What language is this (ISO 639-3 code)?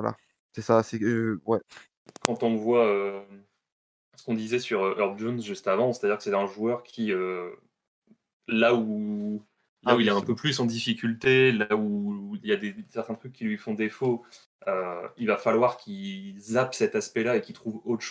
fra